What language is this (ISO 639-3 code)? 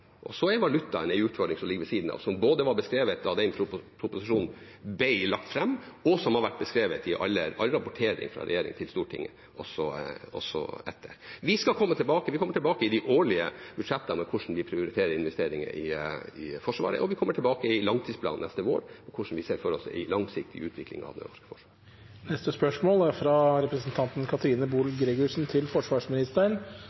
nor